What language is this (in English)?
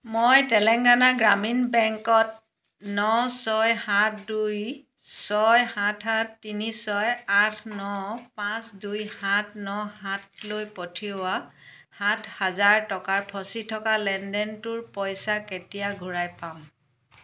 Assamese